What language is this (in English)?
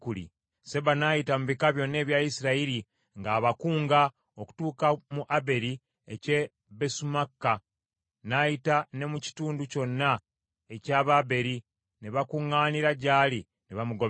Ganda